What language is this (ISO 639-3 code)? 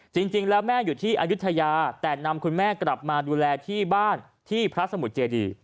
tha